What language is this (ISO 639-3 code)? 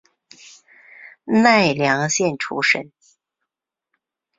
zho